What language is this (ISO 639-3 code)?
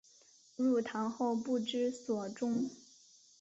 zho